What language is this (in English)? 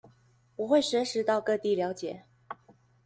Chinese